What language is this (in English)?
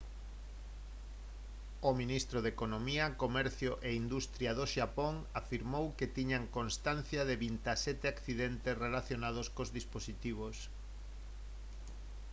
Galician